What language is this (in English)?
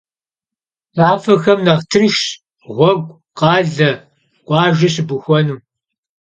Kabardian